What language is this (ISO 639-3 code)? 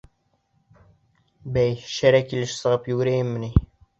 bak